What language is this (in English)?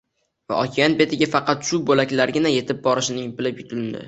Uzbek